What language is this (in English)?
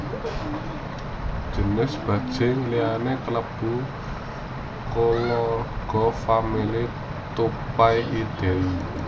Javanese